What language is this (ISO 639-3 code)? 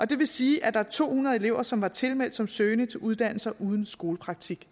dan